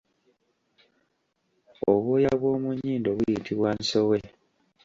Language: Ganda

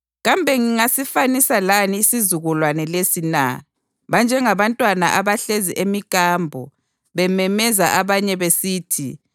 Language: North Ndebele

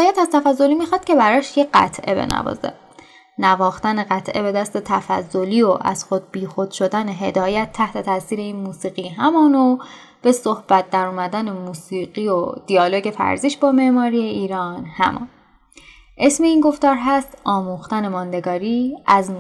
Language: Persian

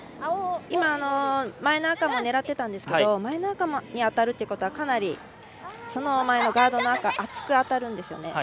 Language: Japanese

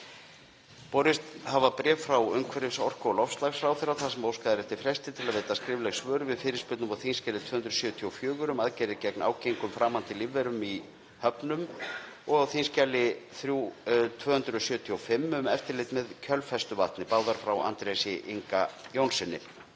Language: Icelandic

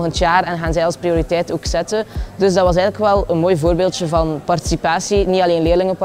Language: Dutch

